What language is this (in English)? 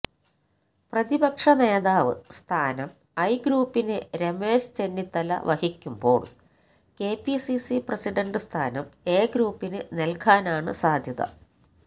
Malayalam